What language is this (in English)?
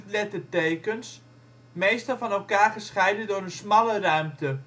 Dutch